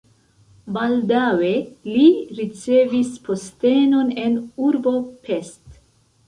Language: Esperanto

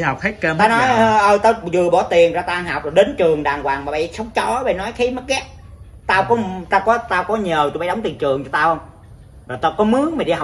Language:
Vietnamese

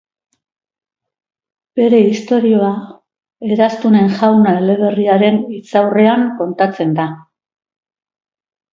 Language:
Basque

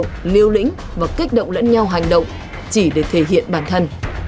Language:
Vietnamese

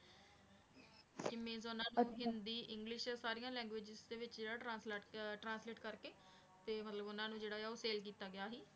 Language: Punjabi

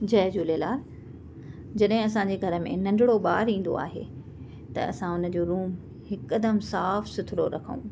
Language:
Sindhi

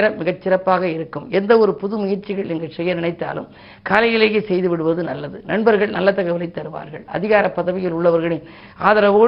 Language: Tamil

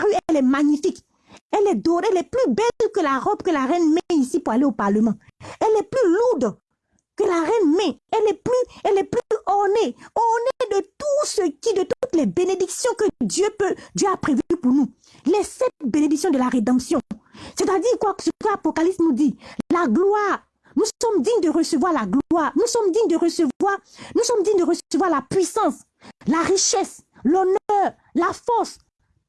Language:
French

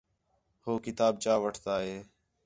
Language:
Khetrani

